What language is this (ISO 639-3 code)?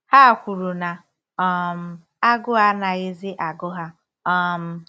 ibo